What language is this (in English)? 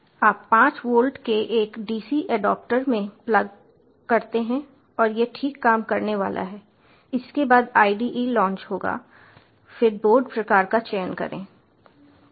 Hindi